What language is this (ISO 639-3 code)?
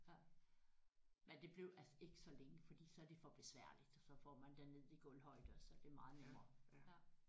dan